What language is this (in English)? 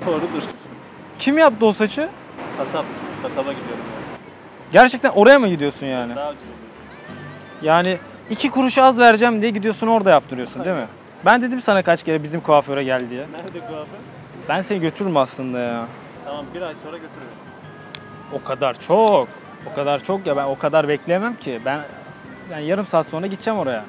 Turkish